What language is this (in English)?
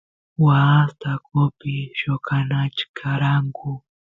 Santiago del Estero Quichua